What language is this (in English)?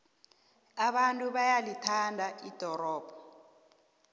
South Ndebele